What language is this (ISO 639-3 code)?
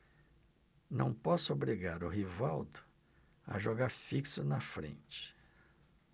por